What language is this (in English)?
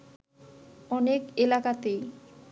Bangla